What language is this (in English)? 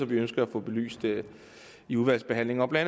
Danish